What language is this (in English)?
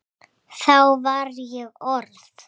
Icelandic